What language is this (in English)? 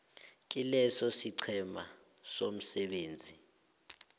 South Ndebele